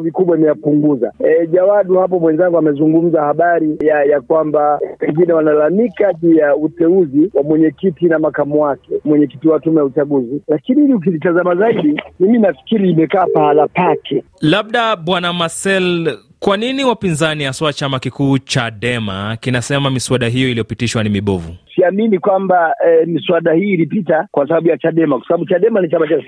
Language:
Swahili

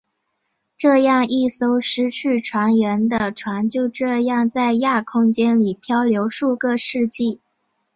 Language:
Chinese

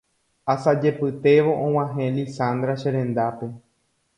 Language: Guarani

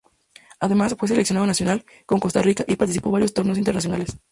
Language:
Spanish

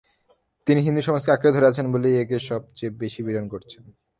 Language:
Bangla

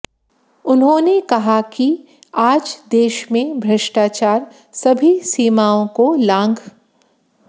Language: Hindi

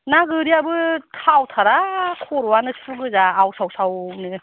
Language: Bodo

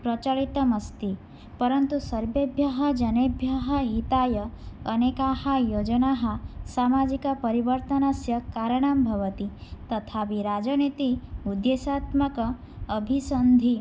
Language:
Sanskrit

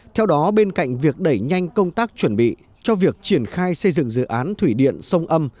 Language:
Vietnamese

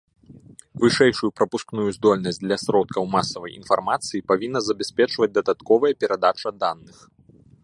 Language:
Belarusian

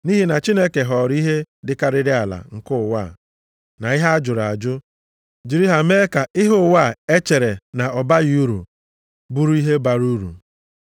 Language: Igbo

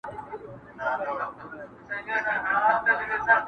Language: Pashto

